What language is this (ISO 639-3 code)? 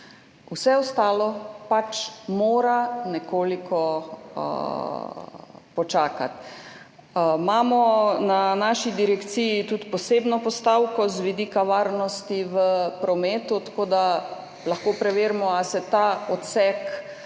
slv